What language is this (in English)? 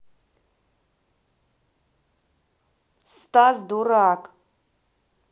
Russian